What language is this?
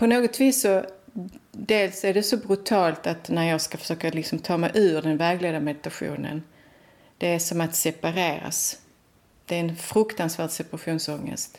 Swedish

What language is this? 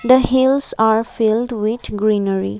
English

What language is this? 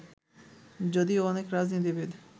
Bangla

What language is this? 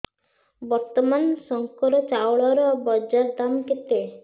Odia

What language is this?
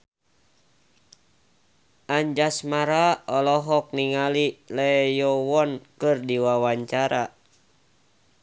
Sundanese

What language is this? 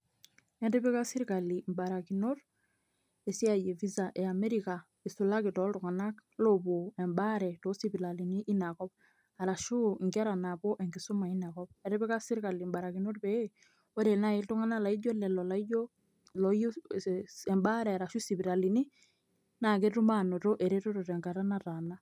Masai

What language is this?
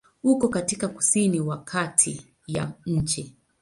Swahili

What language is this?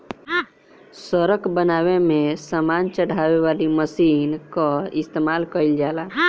Bhojpuri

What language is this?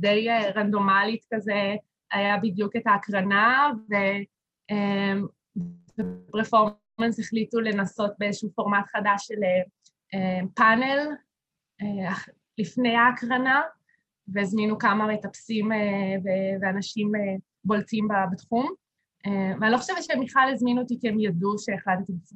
Hebrew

